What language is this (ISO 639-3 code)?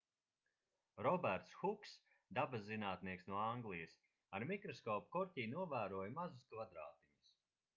lav